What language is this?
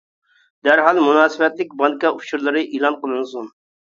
Uyghur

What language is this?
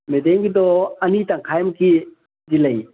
Manipuri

